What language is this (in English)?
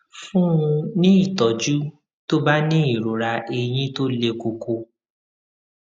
Yoruba